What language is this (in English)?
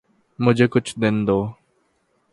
Urdu